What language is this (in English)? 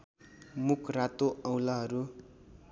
Nepali